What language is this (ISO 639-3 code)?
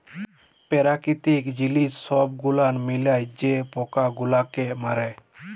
ben